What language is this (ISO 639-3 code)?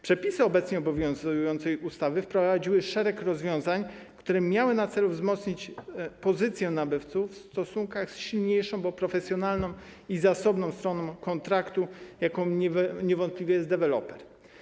pol